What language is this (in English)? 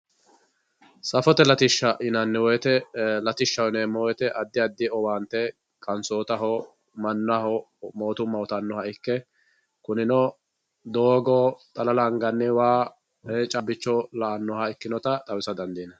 Sidamo